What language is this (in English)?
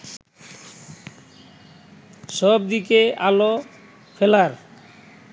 Bangla